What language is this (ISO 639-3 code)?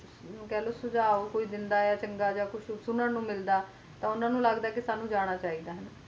pan